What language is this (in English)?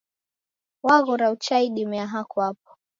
Taita